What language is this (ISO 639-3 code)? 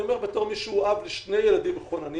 heb